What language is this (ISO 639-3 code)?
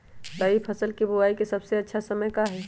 mag